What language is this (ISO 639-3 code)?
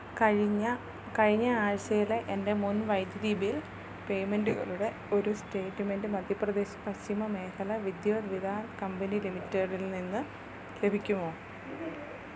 mal